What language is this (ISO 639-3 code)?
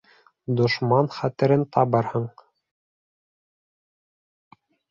bak